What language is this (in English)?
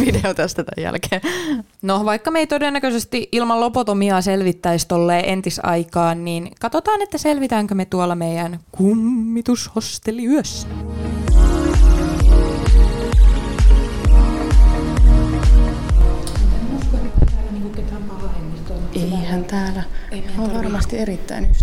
Finnish